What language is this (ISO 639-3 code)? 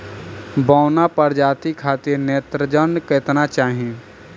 bho